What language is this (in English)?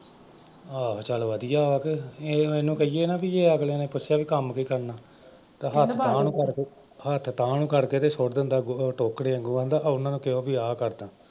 Punjabi